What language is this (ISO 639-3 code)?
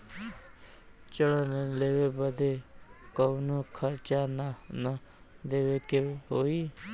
bho